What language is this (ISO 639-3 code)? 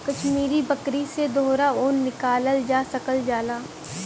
bho